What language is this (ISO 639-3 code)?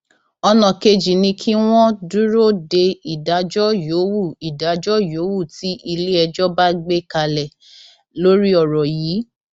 yor